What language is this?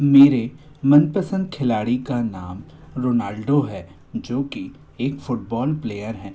Hindi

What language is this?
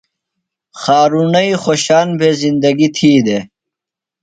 Phalura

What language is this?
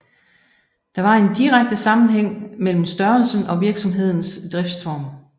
Danish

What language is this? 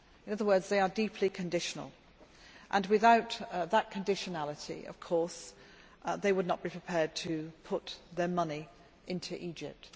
English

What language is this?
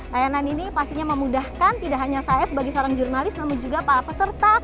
Indonesian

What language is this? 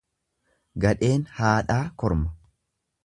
Oromo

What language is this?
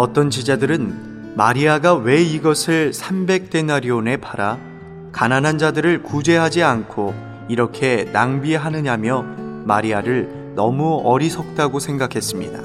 Korean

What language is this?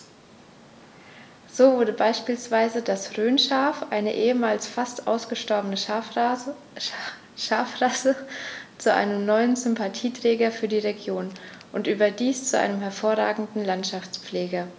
German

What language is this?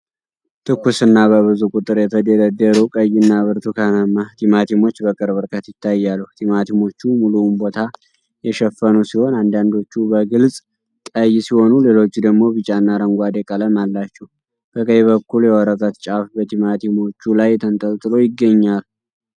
Amharic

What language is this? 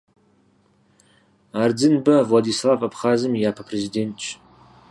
Kabardian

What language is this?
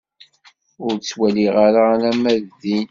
Kabyle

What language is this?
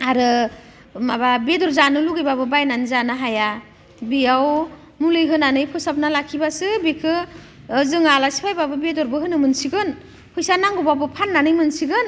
Bodo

